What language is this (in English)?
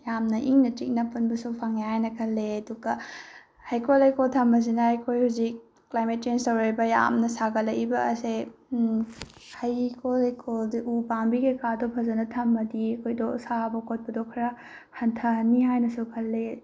Manipuri